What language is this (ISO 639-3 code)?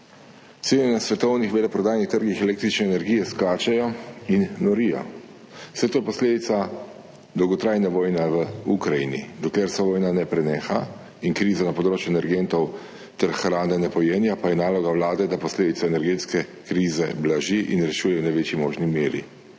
slv